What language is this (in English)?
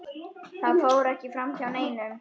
Icelandic